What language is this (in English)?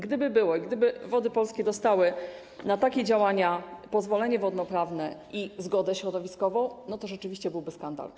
Polish